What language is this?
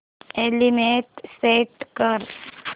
Marathi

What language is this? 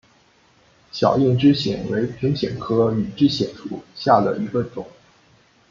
Chinese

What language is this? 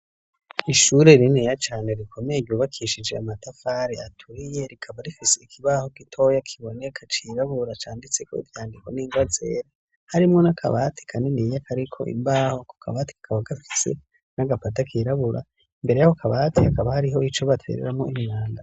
Rundi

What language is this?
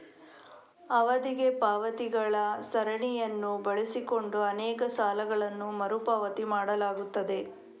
Kannada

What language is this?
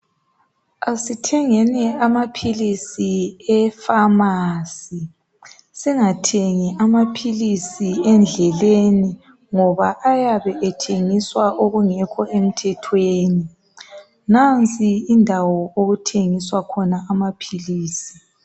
North Ndebele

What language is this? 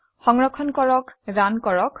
Assamese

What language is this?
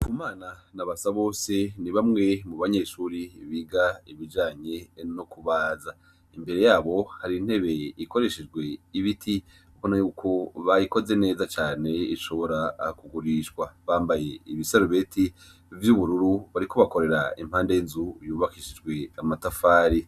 Rundi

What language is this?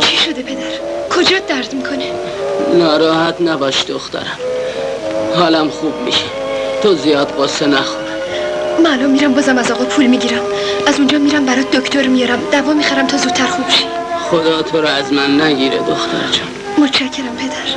Persian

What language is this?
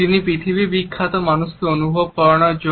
Bangla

